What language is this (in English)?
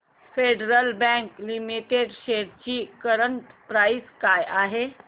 Marathi